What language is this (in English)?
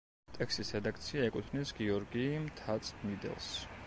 Georgian